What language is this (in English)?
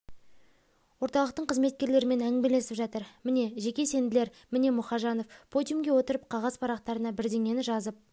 Kazakh